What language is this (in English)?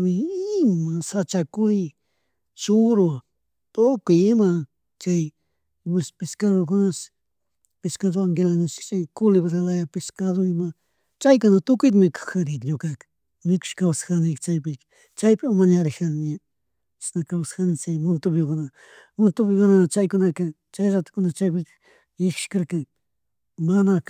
Chimborazo Highland Quichua